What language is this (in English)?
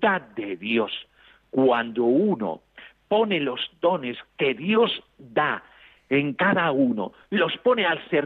Spanish